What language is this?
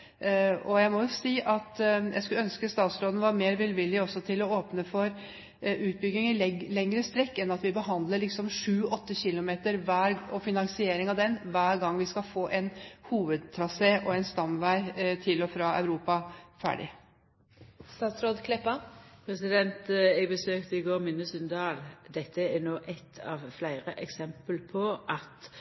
Norwegian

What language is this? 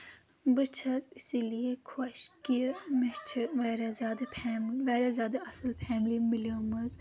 Kashmiri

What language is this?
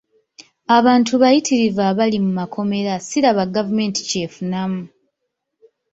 Ganda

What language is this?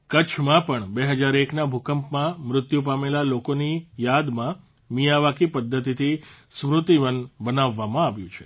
Gujarati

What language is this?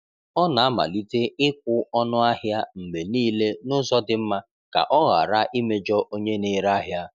Igbo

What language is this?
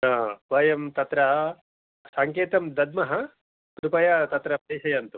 Sanskrit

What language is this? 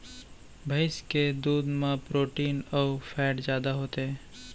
Chhattisgarhi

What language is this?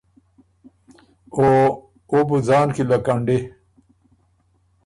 Ormuri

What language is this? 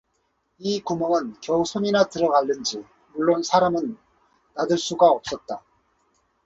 Korean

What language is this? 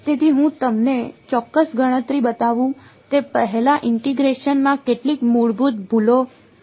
Gujarati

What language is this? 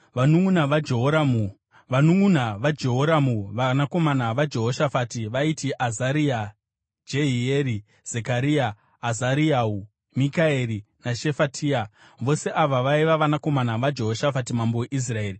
Shona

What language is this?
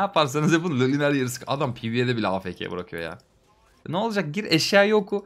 Turkish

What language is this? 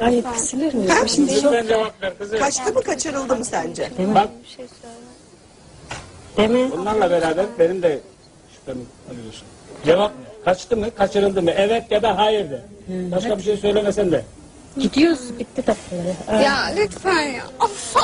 Turkish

